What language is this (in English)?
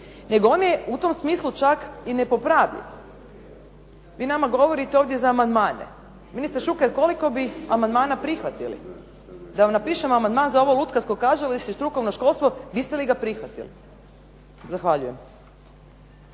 Croatian